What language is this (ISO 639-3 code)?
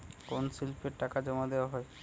ben